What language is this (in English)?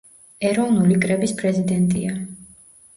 Georgian